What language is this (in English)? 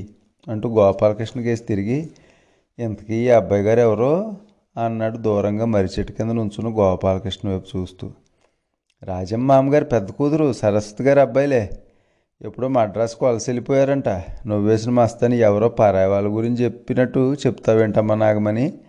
Telugu